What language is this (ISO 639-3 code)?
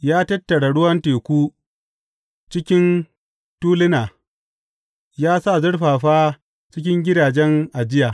hau